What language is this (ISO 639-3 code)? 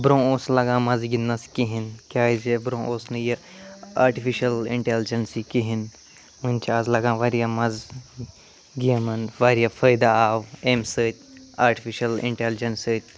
kas